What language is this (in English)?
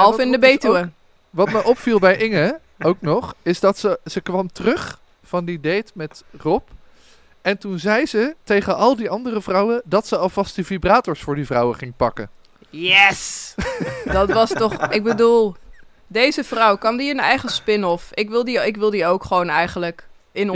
Dutch